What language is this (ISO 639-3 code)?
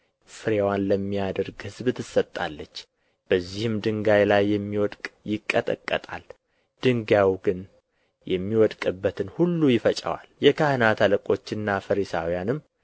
amh